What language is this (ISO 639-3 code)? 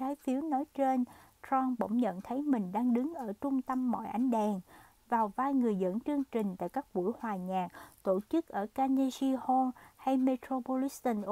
vie